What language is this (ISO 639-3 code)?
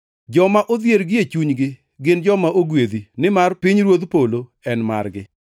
luo